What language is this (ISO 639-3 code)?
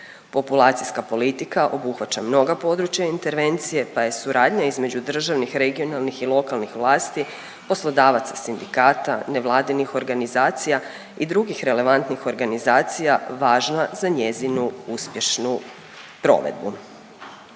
hrv